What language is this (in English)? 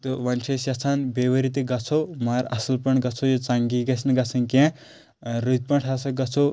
Kashmiri